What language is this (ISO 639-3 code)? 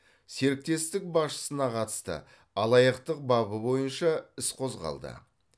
kaz